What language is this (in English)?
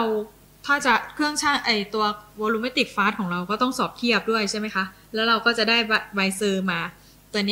Thai